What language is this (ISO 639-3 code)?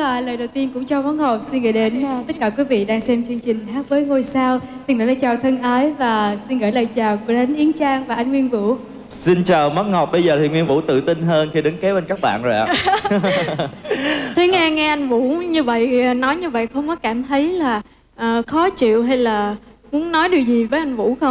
vie